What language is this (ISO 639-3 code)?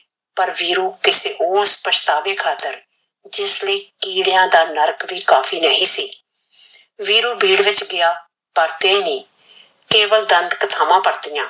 pan